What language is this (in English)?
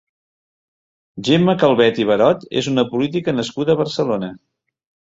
Catalan